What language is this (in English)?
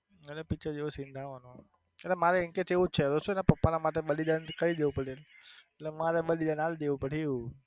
Gujarati